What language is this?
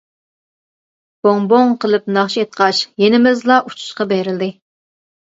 Uyghur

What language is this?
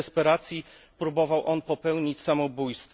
Polish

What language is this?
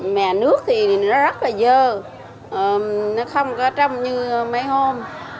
Vietnamese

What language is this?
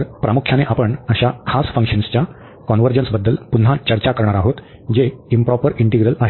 Marathi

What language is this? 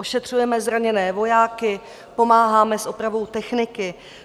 Czech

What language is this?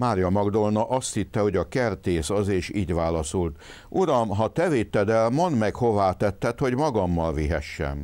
Hungarian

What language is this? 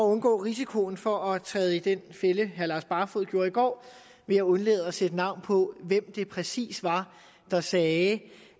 Danish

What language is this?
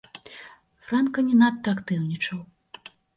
Belarusian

